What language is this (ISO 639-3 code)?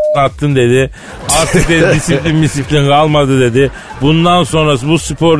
tur